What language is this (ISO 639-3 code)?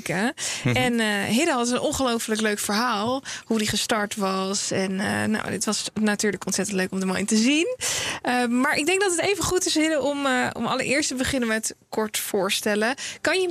nld